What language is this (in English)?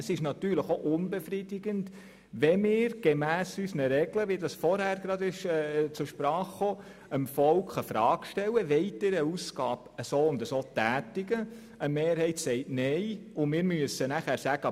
Swiss German